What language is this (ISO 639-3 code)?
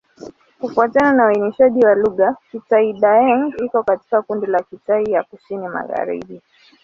swa